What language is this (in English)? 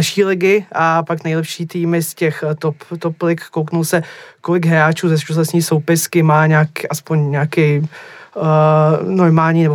Czech